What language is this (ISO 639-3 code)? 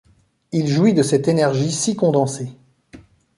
fra